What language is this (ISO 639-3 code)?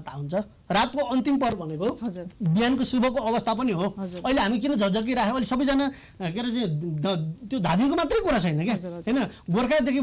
kor